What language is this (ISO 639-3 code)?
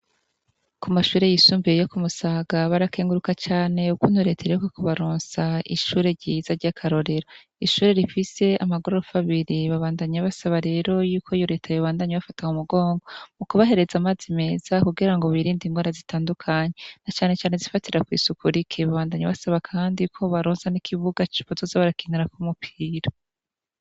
run